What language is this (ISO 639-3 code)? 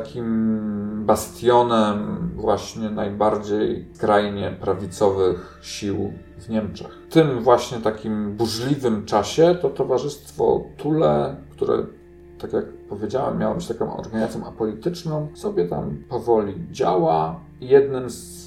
pol